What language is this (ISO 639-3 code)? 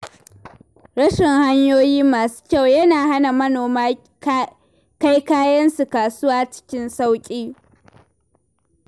hau